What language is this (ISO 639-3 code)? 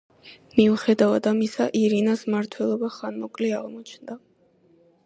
kat